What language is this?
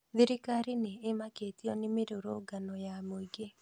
Kikuyu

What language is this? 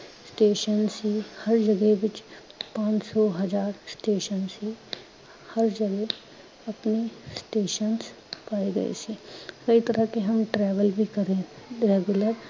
Punjabi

